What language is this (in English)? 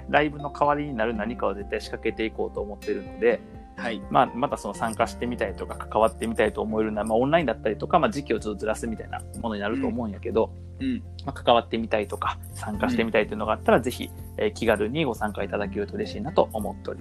Japanese